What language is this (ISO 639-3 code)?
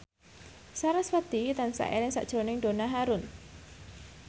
jav